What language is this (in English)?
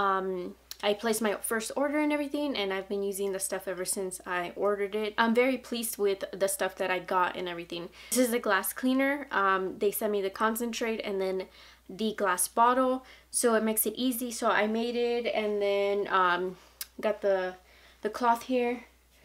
English